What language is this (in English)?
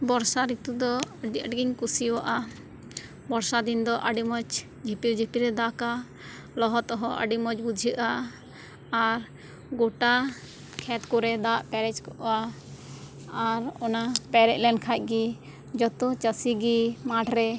Santali